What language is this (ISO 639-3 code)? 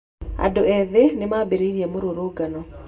kik